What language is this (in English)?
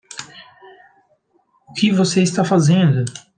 Portuguese